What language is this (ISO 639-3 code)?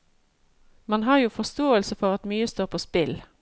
nor